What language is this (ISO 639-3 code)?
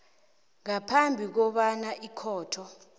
nbl